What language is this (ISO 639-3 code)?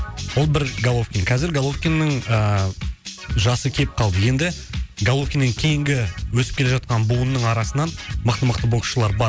kaz